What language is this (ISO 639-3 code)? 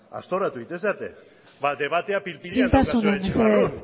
eus